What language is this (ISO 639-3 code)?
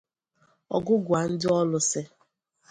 ibo